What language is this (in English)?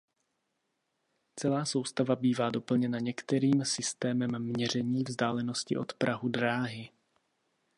Czech